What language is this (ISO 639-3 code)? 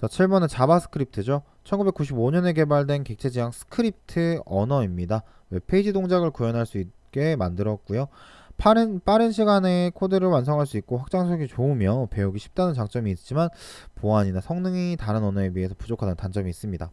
kor